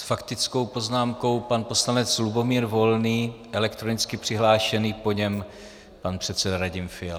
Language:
Czech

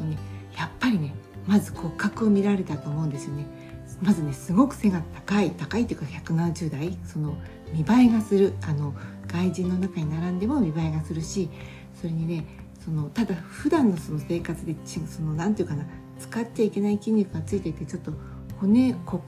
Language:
Japanese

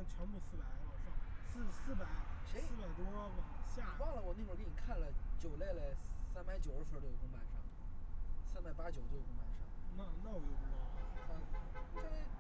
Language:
Chinese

